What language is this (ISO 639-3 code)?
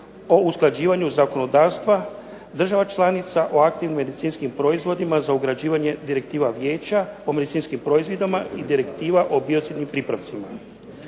hrv